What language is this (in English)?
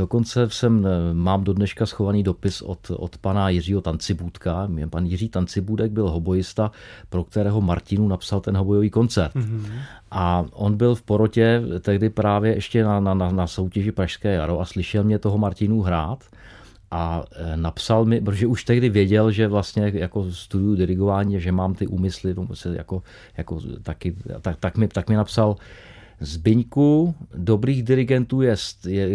Czech